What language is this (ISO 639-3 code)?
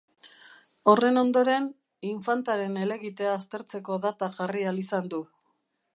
eus